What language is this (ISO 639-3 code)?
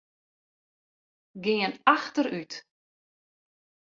fry